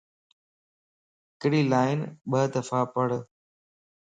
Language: Lasi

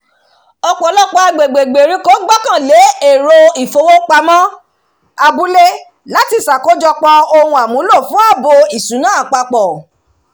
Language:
Yoruba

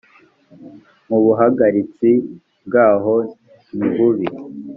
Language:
Kinyarwanda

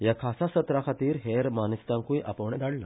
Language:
Konkani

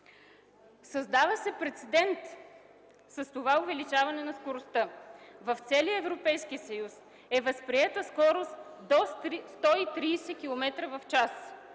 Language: Bulgarian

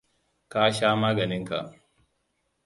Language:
Hausa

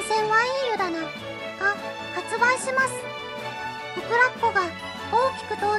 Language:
Japanese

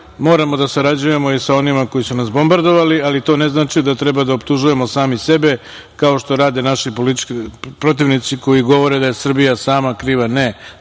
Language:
Serbian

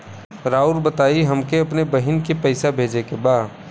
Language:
Bhojpuri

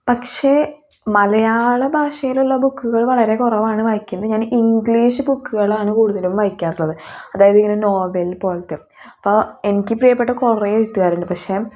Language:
Malayalam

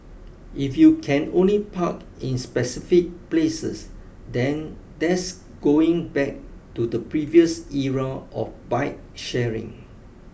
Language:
English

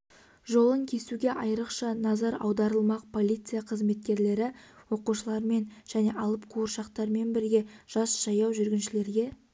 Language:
Kazakh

